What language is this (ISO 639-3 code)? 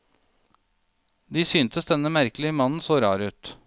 nor